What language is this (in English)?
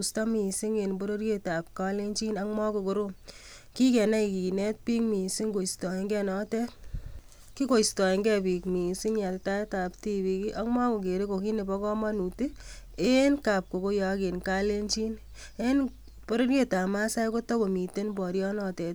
Kalenjin